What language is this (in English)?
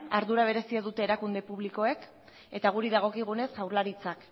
Basque